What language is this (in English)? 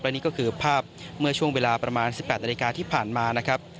Thai